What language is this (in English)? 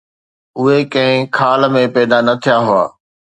Sindhi